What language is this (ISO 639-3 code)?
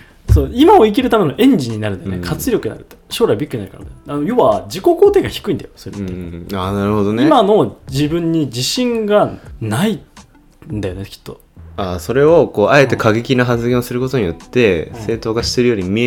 jpn